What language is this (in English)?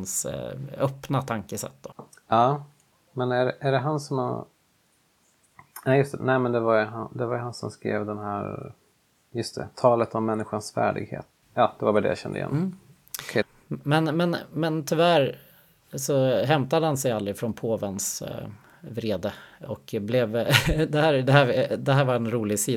Swedish